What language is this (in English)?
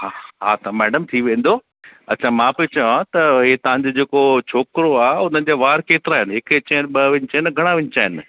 Sindhi